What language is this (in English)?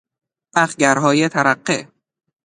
Persian